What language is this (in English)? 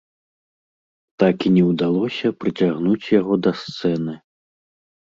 Belarusian